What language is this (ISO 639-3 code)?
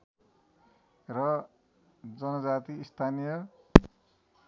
nep